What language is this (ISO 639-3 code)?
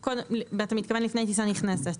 heb